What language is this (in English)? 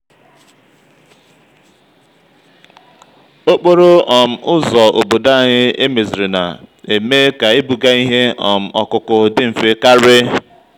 Igbo